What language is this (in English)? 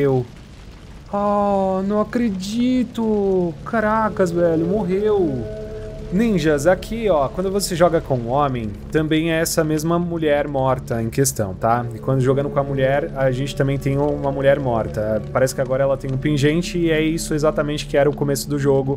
Portuguese